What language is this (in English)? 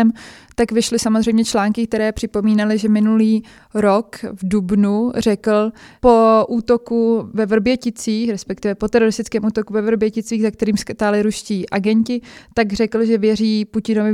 Czech